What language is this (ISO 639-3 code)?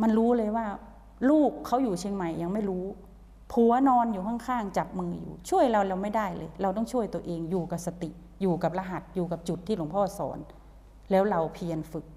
tha